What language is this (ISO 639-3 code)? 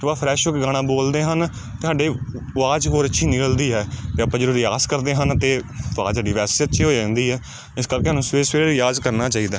pan